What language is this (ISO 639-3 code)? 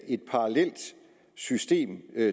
dan